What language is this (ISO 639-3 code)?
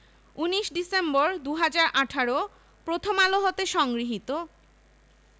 ben